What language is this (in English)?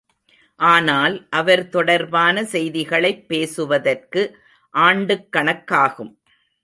Tamil